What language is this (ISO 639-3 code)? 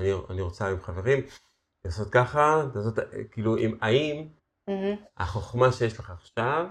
heb